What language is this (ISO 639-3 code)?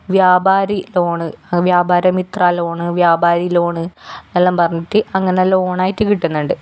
mal